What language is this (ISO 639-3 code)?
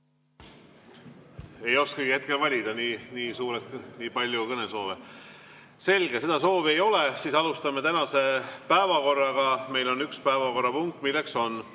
est